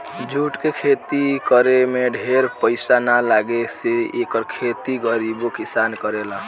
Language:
Bhojpuri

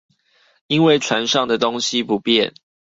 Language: Chinese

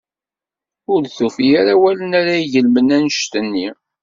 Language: Kabyle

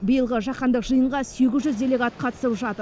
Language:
Kazakh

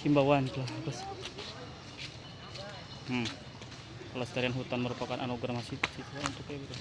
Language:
Indonesian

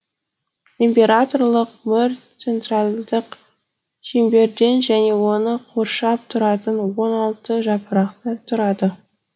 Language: Kazakh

